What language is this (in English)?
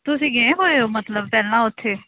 Punjabi